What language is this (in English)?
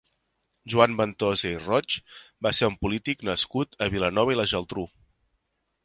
Catalan